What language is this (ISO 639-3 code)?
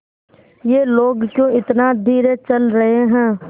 hin